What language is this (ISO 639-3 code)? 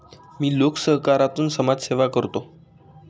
mar